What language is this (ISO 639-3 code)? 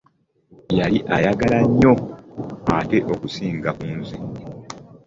lug